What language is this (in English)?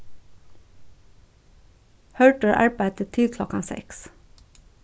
Faroese